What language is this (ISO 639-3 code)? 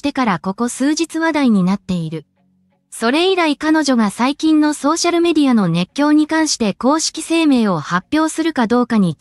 jpn